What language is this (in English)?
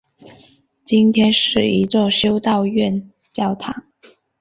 Chinese